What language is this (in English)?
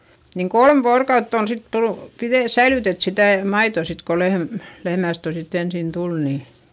Finnish